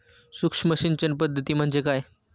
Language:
Marathi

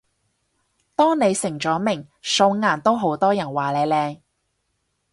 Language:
Cantonese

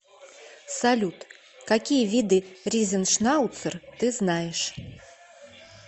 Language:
Russian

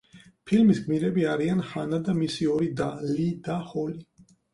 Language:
Georgian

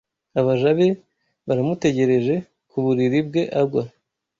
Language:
Kinyarwanda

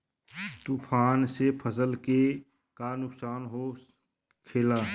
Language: Bhojpuri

